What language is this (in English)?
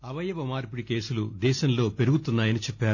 Telugu